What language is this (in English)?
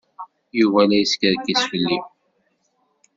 Kabyle